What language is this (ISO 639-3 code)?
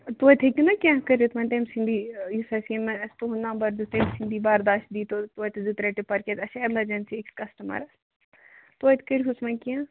kas